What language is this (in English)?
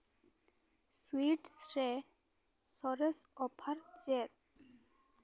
Santali